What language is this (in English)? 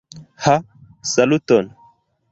Esperanto